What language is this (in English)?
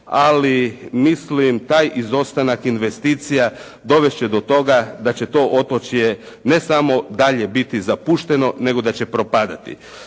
Croatian